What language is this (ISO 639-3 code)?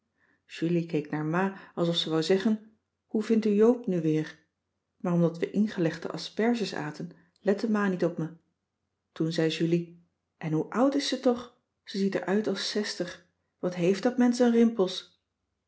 nld